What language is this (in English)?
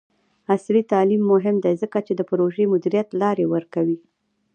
Pashto